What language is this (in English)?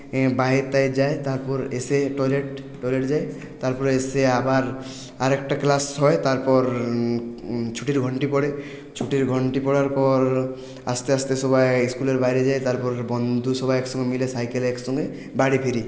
Bangla